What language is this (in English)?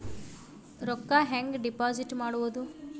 Kannada